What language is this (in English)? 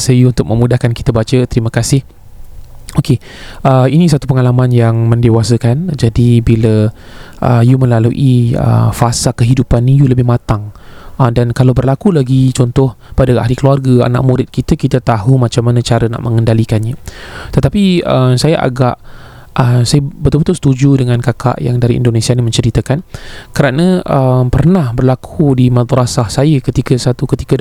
Malay